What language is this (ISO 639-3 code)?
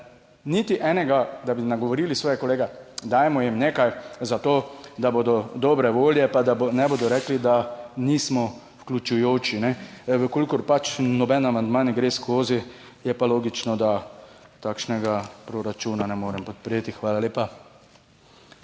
slv